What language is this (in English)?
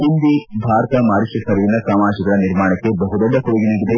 Kannada